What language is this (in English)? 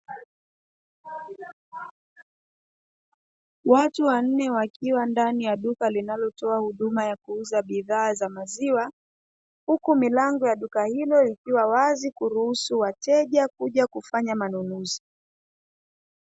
Swahili